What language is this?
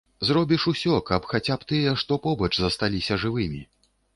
Belarusian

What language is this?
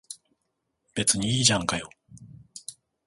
Japanese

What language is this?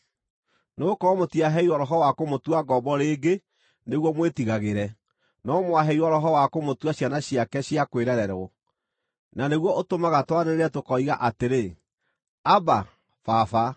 Kikuyu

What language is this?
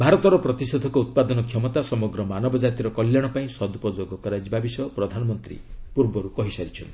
Odia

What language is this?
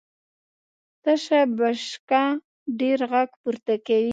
Pashto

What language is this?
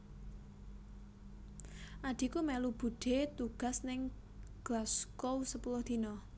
Javanese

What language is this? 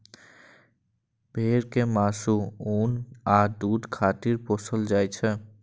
Maithili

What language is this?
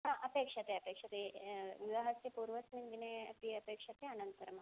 Sanskrit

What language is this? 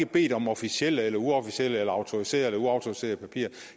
Danish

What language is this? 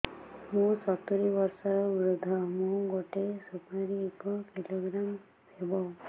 Odia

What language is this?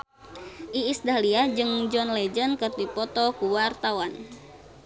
Sundanese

